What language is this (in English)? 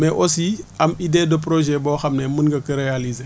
Wolof